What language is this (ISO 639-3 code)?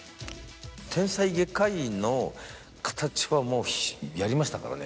jpn